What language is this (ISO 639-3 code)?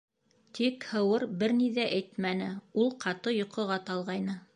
bak